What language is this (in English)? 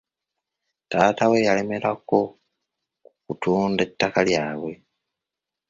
Ganda